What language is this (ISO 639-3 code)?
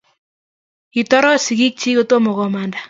kln